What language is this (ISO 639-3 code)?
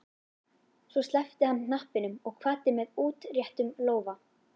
isl